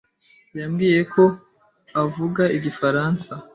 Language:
Kinyarwanda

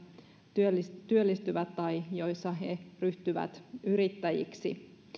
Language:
Finnish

